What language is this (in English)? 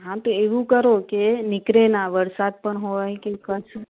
Gujarati